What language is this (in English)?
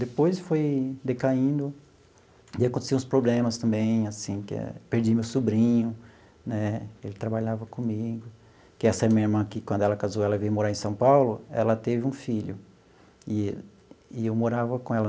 Portuguese